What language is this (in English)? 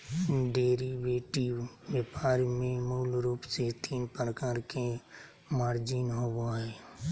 Magahi